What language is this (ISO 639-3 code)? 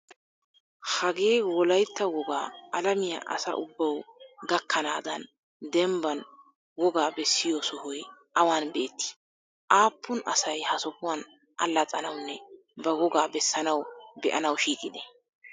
wal